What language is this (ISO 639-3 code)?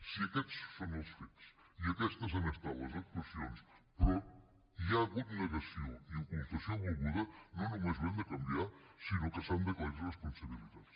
cat